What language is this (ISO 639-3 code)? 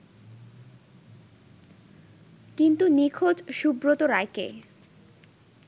ben